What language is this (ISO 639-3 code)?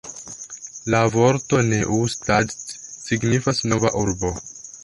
epo